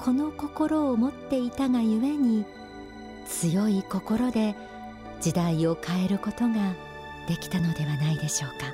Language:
Japanese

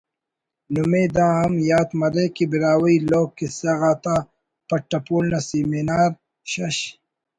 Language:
Brahui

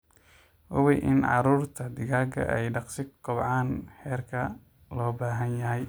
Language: Somali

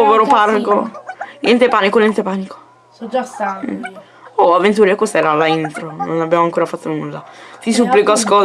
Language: Italian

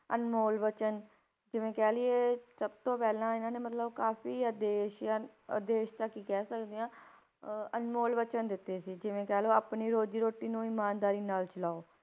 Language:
Punjabi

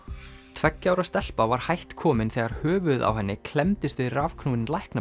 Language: Icelandic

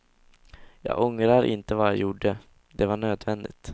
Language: Swedish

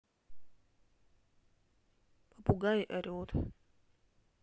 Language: Russian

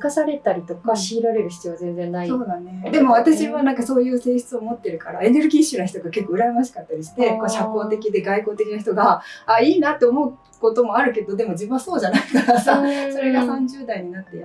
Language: Japanese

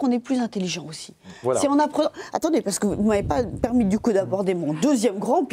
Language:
French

